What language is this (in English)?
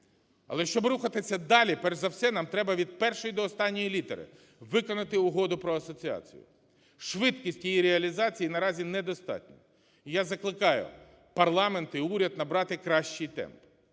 Ukrainian